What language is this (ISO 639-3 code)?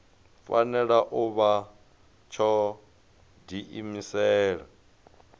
ven